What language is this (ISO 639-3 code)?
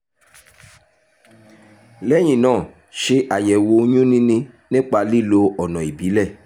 yor